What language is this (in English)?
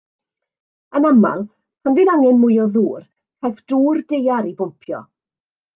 Welsh